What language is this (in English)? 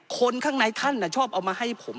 Thai